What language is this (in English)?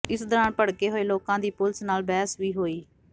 Punjabi